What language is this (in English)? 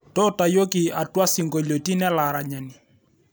Masai